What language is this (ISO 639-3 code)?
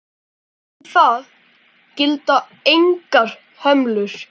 isl